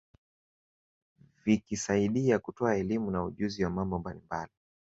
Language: Swahili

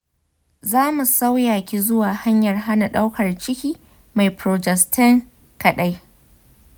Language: Hausa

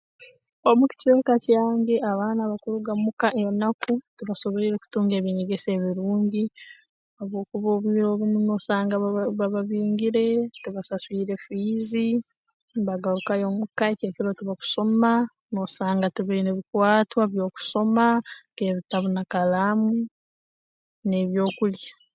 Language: Tooro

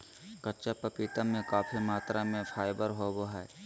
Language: Magahi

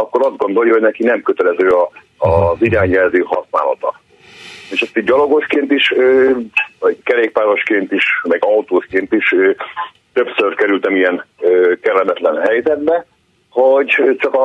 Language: Hungarian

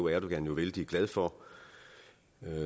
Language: Danish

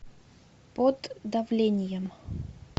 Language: Russian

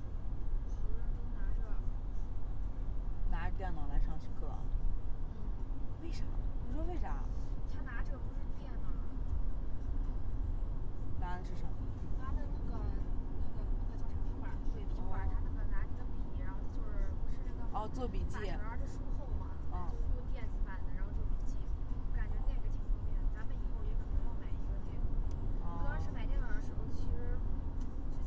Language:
Chinese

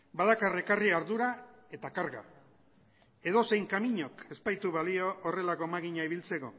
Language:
Basque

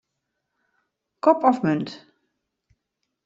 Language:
Western Frisian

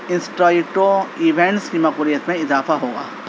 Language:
Urdu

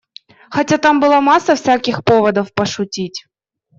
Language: Russian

